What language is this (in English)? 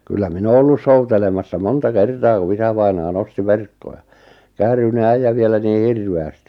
Finnish